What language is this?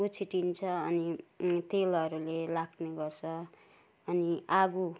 Nepali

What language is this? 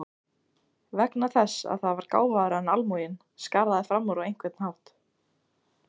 Icelandic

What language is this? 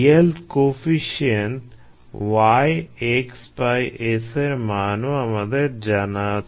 Bangla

